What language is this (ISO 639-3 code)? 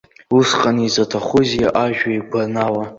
abk